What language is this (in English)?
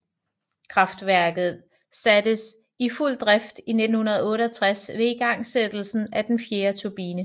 Danish